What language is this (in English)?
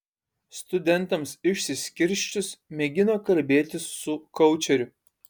Lithuanian